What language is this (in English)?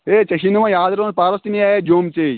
Kashmiri